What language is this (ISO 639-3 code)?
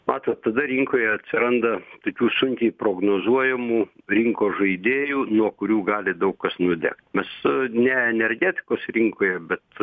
lit